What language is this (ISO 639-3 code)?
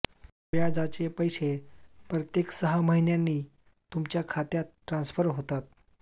mar